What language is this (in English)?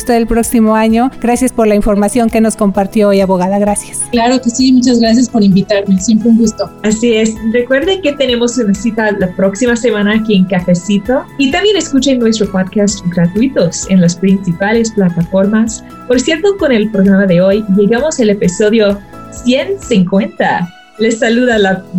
Spanish